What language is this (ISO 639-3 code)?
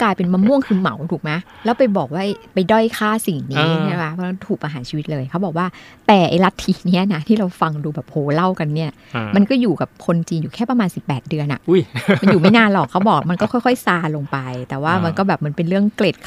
tha